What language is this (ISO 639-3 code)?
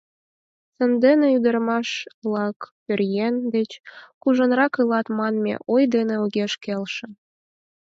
chm